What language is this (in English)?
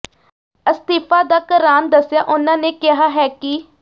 Punjabi